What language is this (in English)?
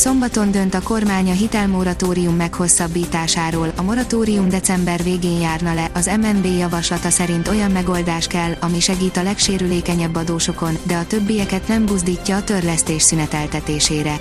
Hungarian